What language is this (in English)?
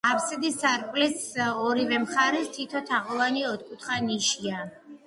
Georgian